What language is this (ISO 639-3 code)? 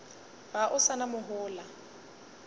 nso